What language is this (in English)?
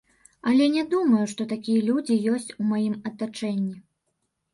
Belarusian